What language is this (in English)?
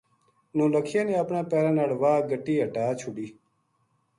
Gujari